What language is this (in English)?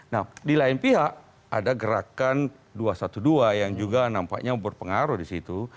Indonesian